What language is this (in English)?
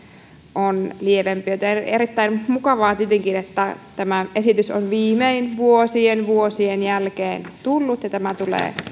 Finnish